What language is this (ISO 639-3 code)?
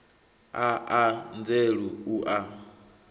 ven